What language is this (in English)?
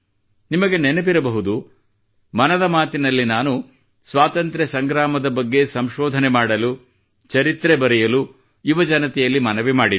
Kannada